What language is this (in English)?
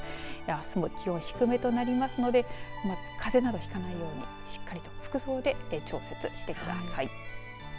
Japanese